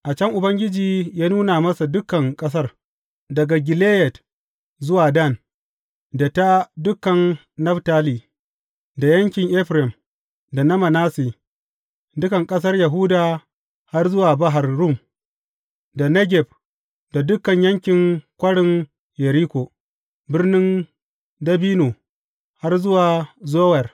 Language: Hausa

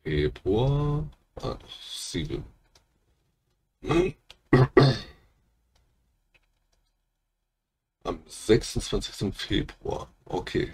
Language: German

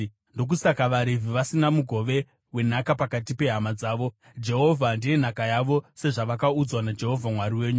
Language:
Shona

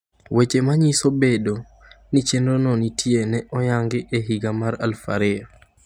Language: Luo (Kenya and Tanzania)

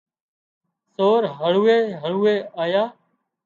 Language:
Wadiyara Koli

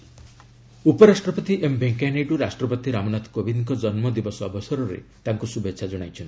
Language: Odia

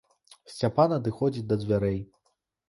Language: Belarusian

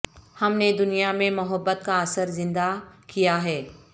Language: Urdu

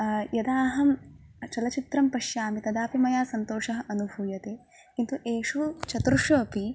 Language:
Sanskrit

